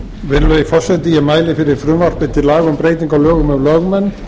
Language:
Icelandic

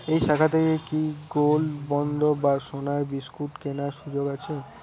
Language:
Bangla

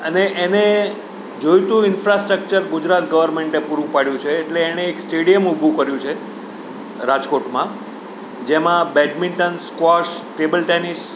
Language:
Gujarati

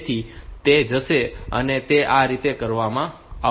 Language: Gujarati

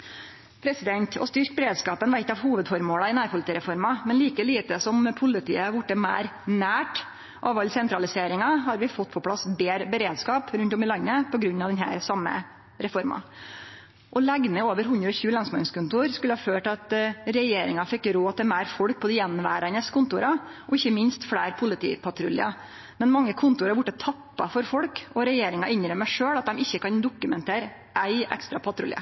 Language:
Norwegian Nynorsk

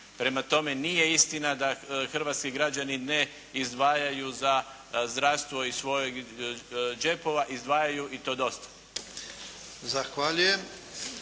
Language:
Croatian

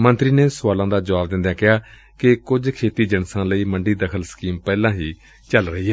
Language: Punjabi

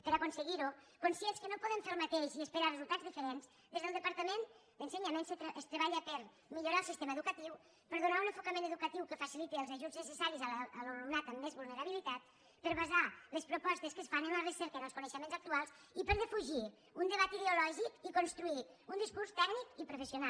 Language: Catalan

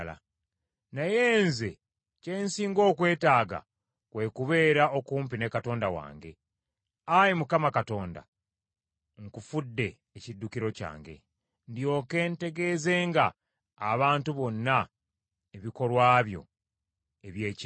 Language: Ganda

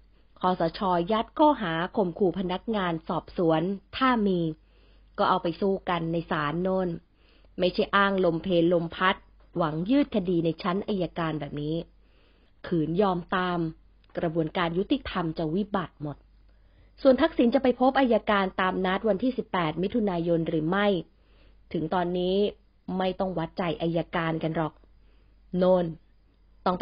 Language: Thai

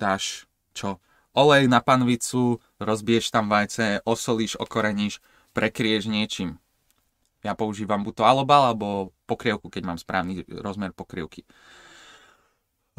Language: Slovak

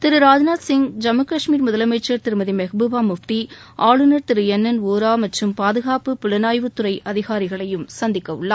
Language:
Tamil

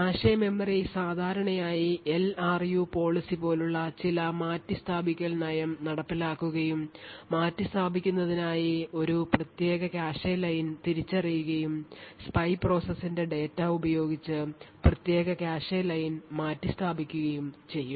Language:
Malayalam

